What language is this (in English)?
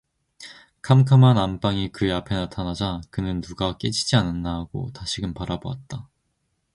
Korean